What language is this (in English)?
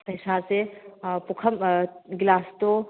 Manipuri